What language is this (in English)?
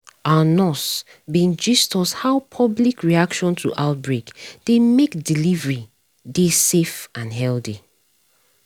Nigerian Pidgin